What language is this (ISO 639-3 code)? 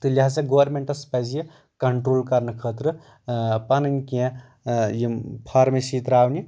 kas